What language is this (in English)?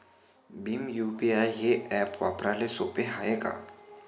Marathi